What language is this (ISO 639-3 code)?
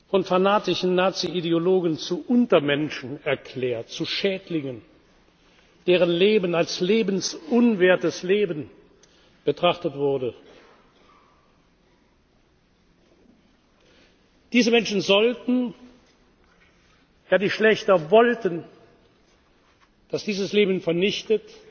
deu